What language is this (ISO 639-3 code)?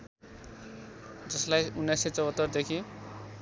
nep